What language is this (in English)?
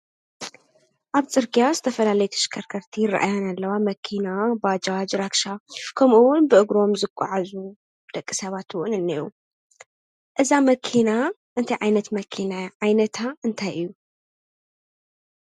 Tigrinya